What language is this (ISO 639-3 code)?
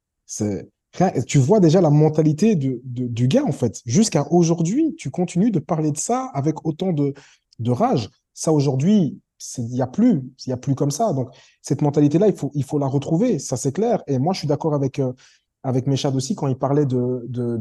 fra